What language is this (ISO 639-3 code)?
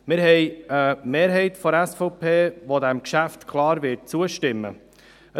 gsw